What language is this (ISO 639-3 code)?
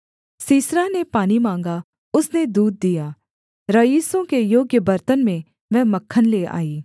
hin